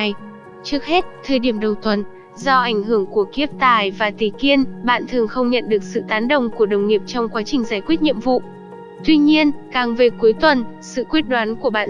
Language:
Vietnamese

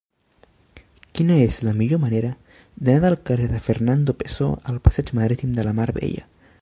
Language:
Catalan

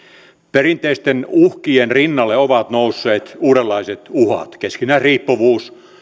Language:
Finnish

